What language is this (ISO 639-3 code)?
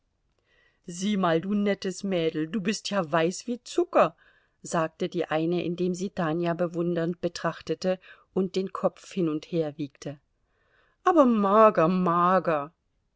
deu